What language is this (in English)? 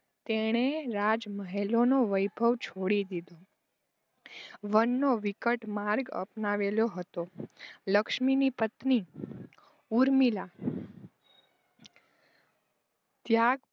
Gujarati